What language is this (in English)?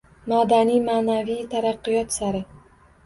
Uzbek